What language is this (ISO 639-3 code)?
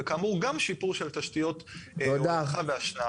heb